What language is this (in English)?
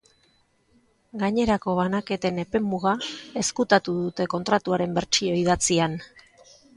Basque